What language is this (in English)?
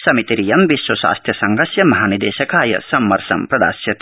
Sanskrit